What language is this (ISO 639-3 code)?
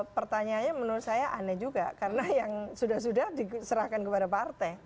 ind